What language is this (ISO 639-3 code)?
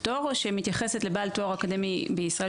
heb